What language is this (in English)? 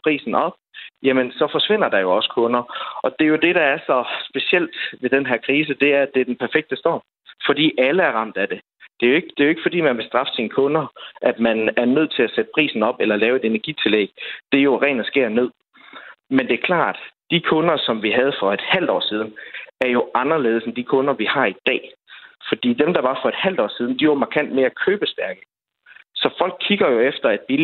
Danish